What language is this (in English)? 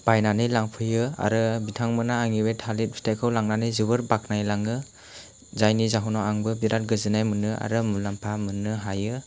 Bodo